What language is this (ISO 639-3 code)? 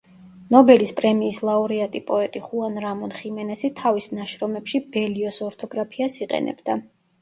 kat